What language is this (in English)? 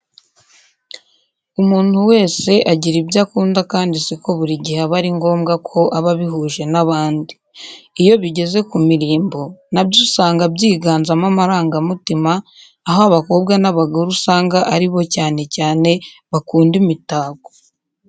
Kinyarwanda